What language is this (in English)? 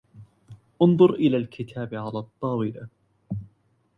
Arabic